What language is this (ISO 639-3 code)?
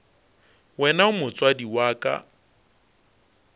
nso